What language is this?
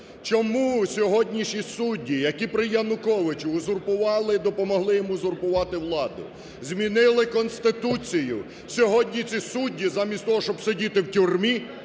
Ukrainian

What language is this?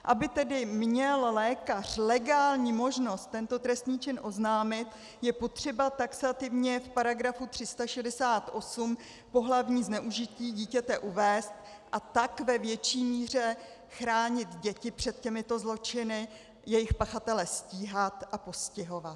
Czech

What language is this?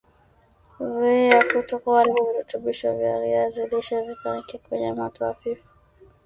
Swahili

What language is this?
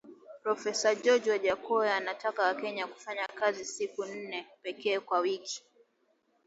Swahili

